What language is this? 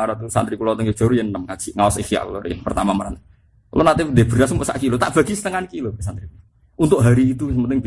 Indonesian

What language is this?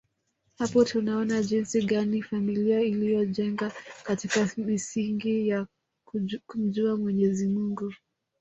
Swahili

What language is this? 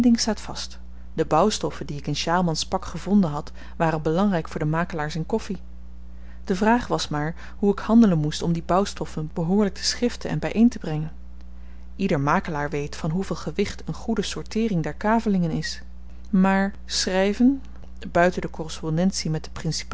Dutch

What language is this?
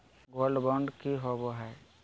Magahi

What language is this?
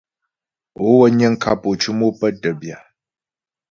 Ghomala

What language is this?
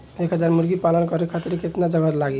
Bhojpuri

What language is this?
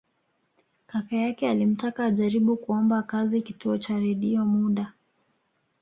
Swahili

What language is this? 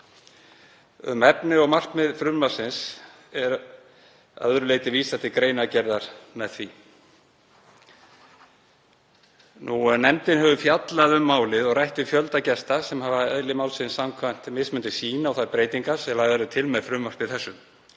Icelandic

